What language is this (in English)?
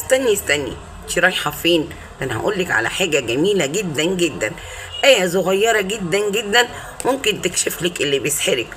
Arabic